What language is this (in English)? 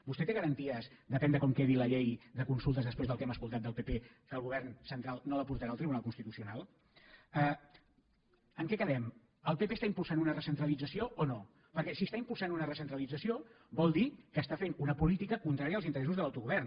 Catalan